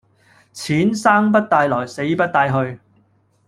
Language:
Cantonese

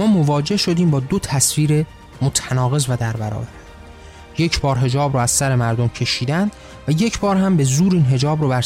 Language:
Persian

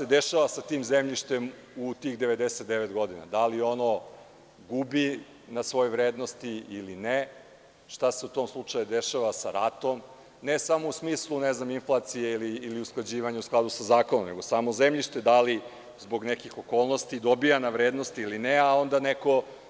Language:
Serbian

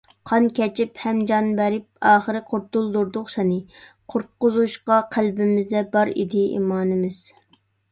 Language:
Uyghur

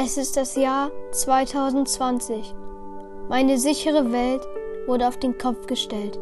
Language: German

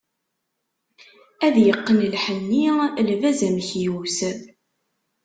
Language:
Kabyle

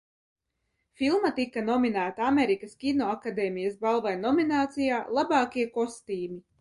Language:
Latvian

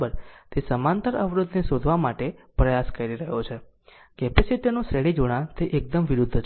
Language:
Gujarati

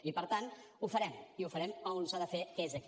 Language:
Catalan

